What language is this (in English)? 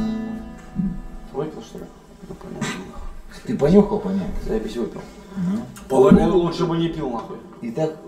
Russian